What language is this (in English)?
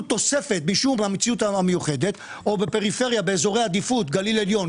Hebrew